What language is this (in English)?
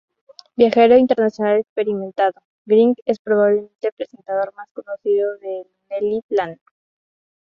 Spanish